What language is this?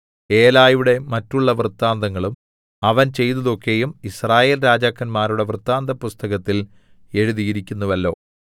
Malayalam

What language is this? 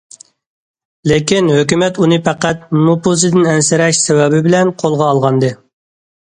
Uyghur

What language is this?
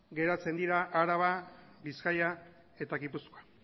Basque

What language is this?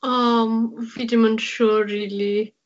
Welsh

